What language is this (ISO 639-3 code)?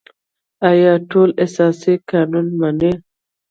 pus